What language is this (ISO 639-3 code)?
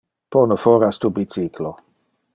ina